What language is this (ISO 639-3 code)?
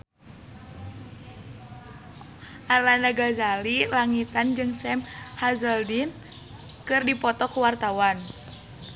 sun